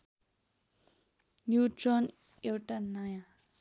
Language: Nepali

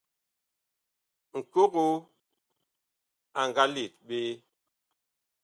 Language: Bakoko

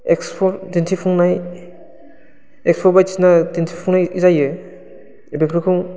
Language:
Bodo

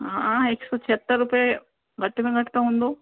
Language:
Sindhi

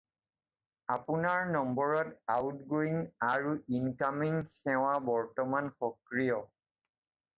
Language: Assamese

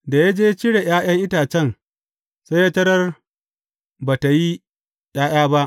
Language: Hausa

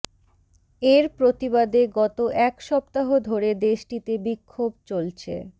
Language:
Bangla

